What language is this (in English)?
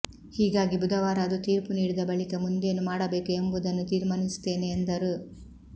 Kannada